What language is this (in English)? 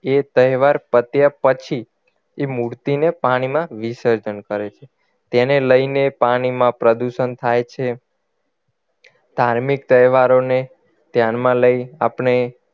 Gujarati